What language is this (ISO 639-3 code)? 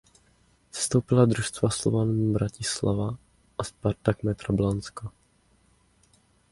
ces